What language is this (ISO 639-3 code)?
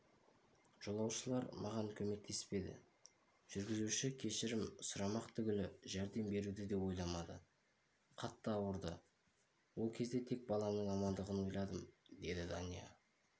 kaz